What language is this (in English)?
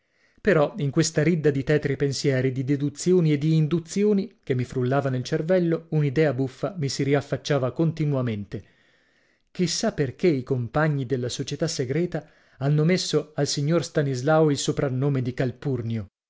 Italian